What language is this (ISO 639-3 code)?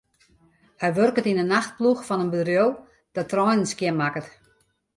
fry